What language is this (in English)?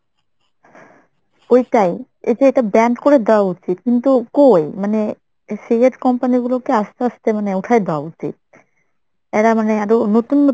Bangla